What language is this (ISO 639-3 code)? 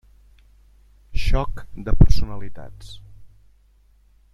cat